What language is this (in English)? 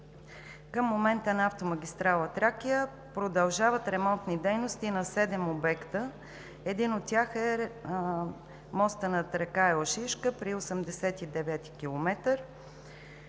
Bulgarian